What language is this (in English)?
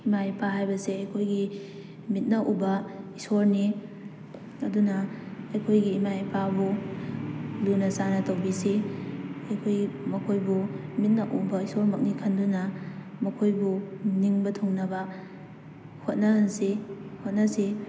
Manipuri